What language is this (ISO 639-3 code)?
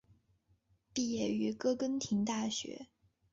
zho